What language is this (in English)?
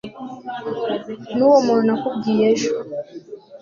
Kinyarwanda